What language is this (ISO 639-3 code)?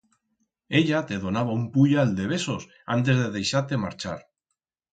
arg